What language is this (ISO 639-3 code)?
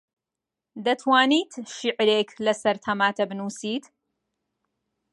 ckb